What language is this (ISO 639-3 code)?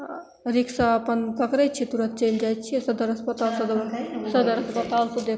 mai